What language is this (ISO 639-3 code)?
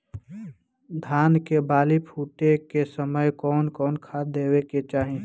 bho